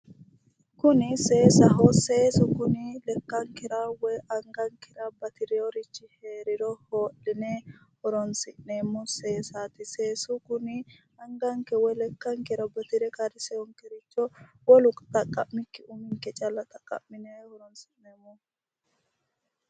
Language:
Sidamo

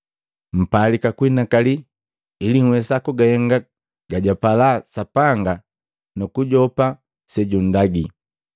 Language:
Matengo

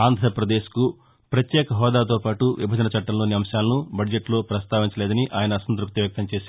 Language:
Telugu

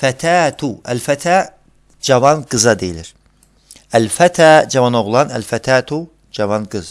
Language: Turkish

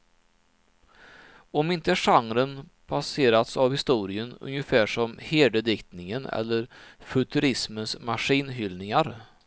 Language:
Swedish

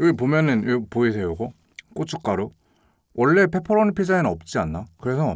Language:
Korean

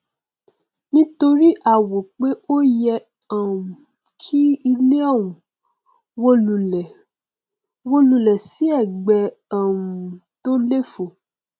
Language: Yoruba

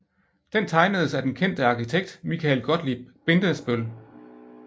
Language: Danish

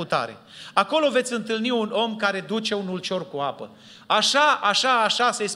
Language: Romanian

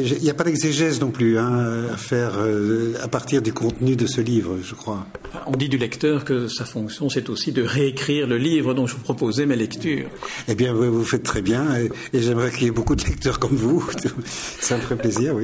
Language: French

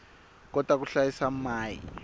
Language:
Tsonga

